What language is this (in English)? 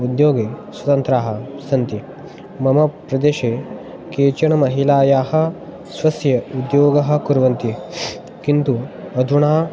Sanskrit